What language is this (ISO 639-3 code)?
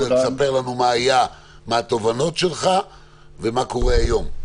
heb